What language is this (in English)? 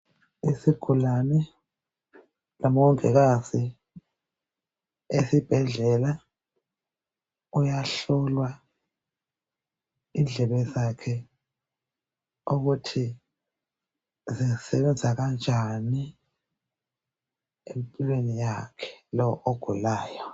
North Ndebele